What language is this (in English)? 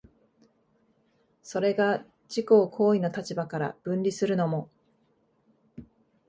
Japanese